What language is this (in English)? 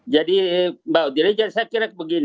Indonesian